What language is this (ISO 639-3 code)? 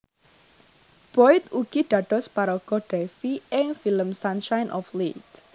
jav